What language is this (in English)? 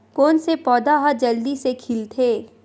Chhattisgarhi